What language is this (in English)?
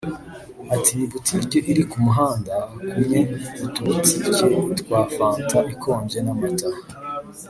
Kinyarwanda